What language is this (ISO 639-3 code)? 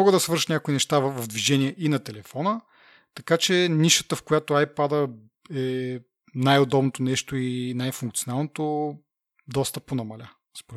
bul